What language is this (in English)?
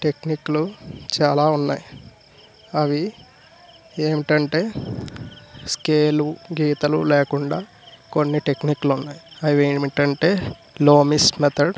Telugu